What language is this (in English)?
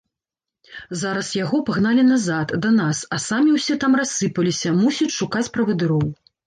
Belarusian